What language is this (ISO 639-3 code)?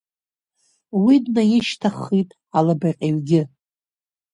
abk